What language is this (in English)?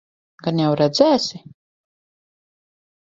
Latvian